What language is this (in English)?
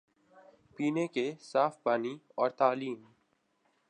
Urdu